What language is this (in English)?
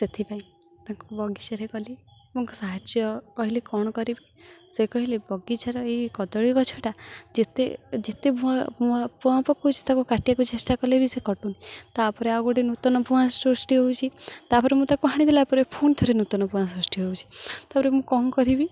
Odia